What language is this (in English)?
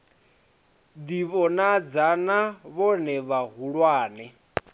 Venda